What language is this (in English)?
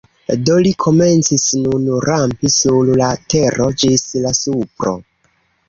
Esperanto